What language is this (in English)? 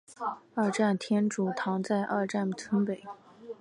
Chinese